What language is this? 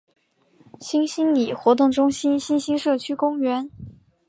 Chinese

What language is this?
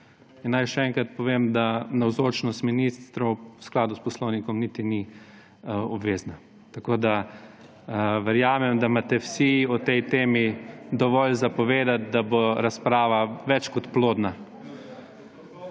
Slovenian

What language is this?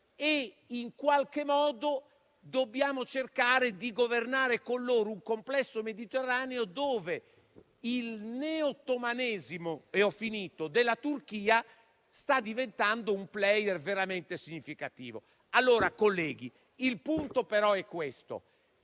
Italian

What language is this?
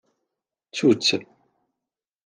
Kabyle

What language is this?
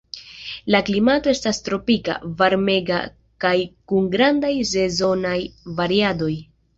Esperanto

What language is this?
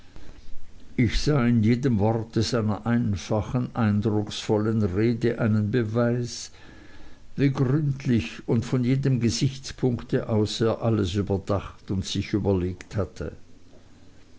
German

